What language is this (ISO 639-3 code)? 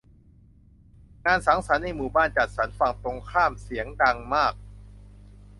tha